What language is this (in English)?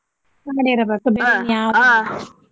Kannada